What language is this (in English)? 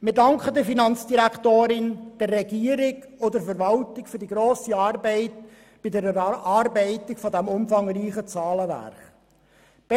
Swiss German